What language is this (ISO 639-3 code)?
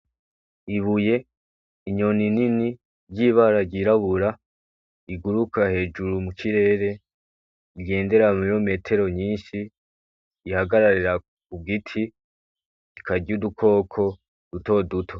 run